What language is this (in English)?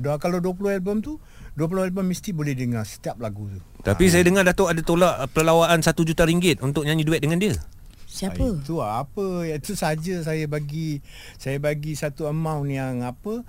Malay